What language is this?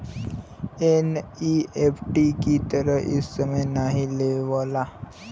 Bhojpuri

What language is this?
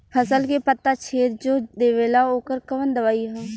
Bhojpuri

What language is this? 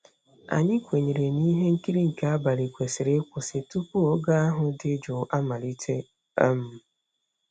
Igbo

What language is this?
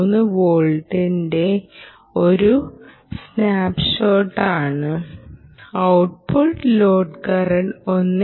Malayalam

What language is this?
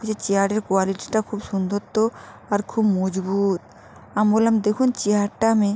Bangla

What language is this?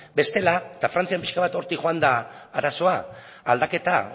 Basque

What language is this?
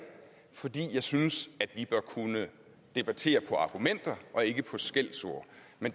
Danish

